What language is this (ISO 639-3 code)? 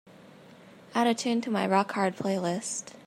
eng